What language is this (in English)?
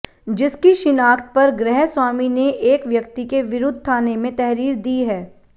Hindi